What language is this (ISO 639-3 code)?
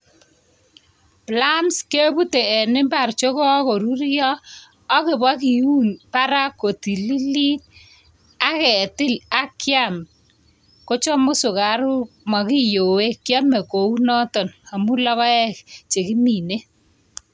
kln